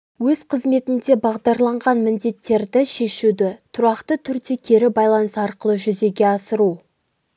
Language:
Kazakh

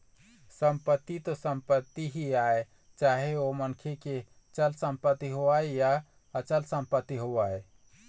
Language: Chhattisgarhi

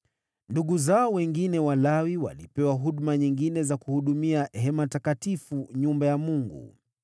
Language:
Swahili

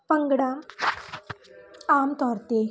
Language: Punjabi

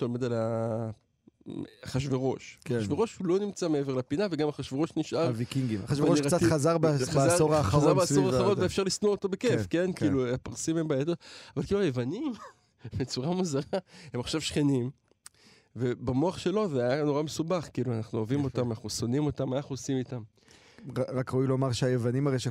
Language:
Hebrew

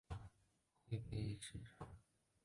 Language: Chinese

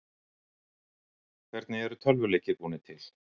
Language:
Icelandic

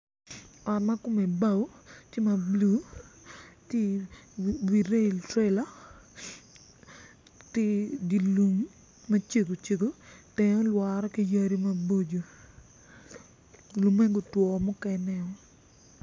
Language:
Acoli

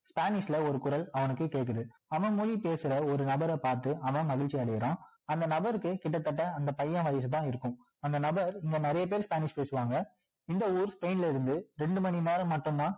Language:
Tamil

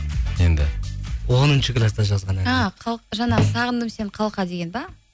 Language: Kazakh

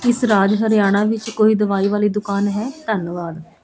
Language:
Punjabi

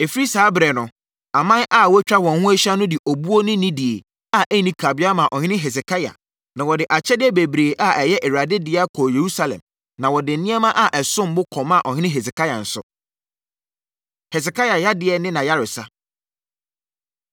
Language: Akan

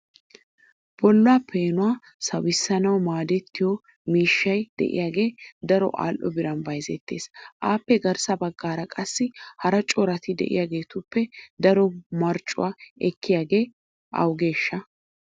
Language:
Wolaytta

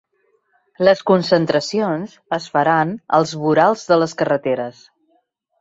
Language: Catalan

